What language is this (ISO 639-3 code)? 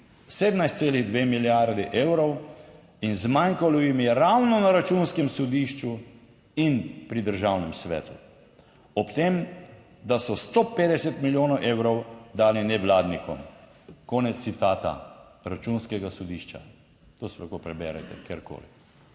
slv